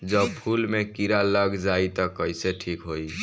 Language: Bhojpuri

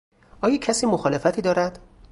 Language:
Persian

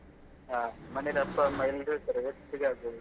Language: Kannada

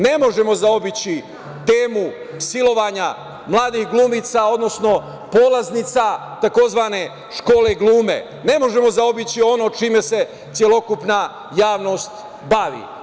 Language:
Serbian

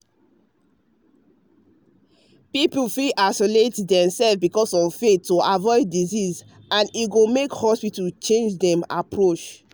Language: Nigerian Pidgin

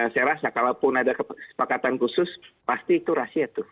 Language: Indonesian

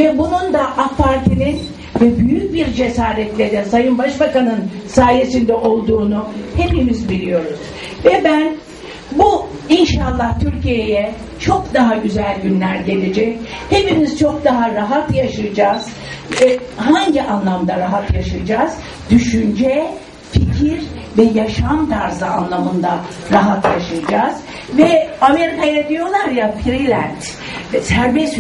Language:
Turkish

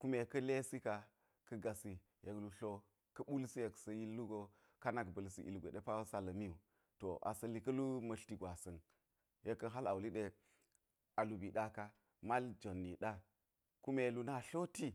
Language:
Geji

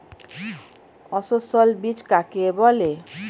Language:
Bangla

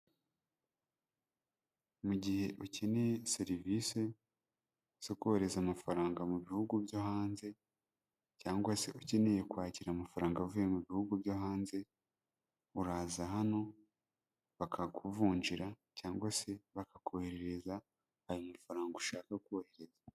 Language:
Kinyarwanda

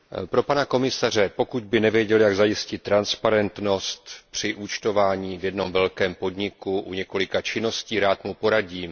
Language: Czech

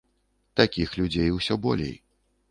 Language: Belarusian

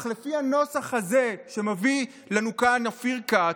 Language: Hebrew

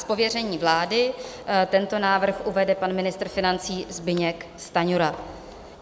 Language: Czech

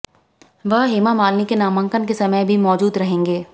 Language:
Hindi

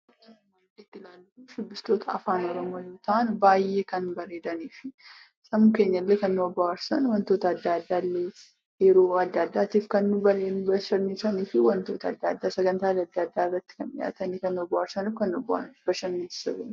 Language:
Oromo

